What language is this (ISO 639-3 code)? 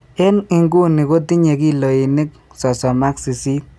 kln